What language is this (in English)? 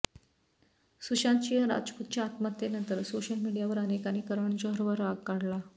Marathi